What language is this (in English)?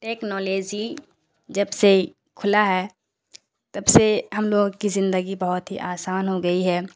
Urdu